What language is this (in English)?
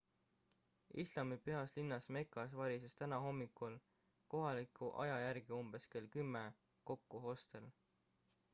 Estonian